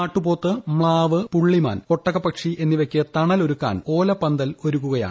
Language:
Malayalam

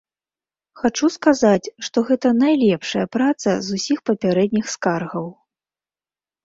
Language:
Belarusian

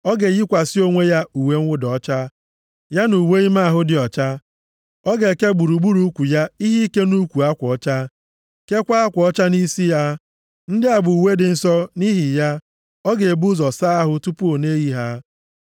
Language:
Igbo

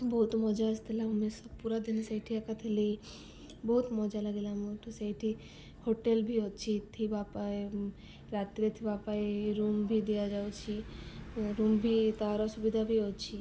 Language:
Odia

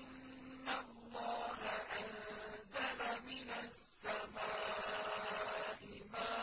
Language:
Arabic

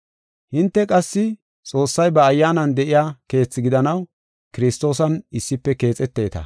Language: Gofa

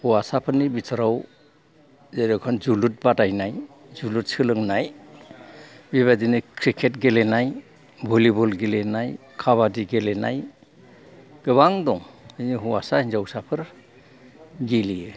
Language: Bodo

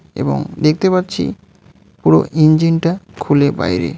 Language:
Bangla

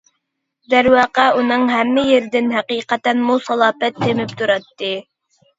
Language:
Uyghur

